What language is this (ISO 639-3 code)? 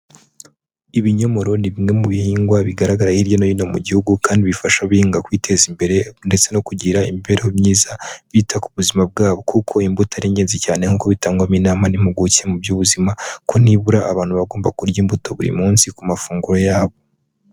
kin